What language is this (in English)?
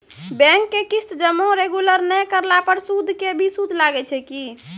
Maithili